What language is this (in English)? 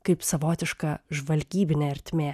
Lithuanian